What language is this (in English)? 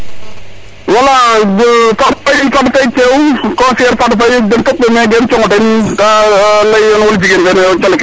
Serer